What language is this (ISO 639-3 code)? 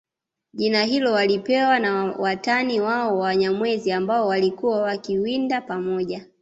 swa